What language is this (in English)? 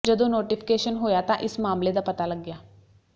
Punjabi